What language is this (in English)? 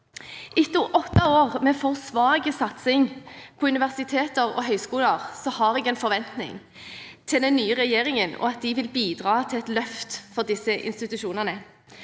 Norwegian